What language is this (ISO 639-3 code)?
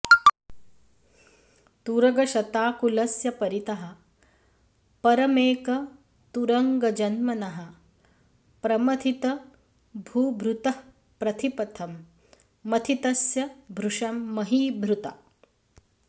san